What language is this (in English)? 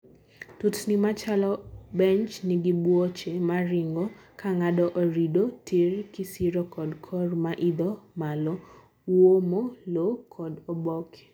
Luo (Kenya and Tanzania)